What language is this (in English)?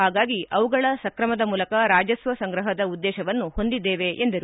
Kannada